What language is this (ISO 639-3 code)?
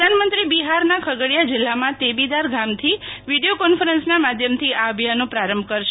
guj